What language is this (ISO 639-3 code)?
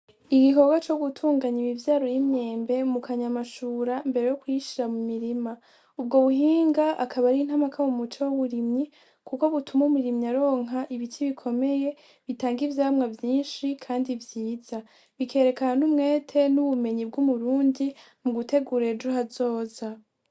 run